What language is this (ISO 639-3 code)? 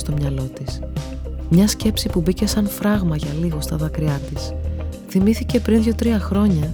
ell